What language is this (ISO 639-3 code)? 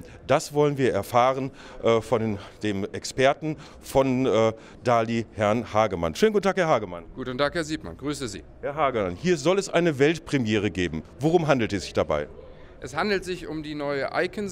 deu